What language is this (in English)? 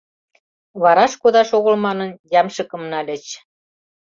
Mari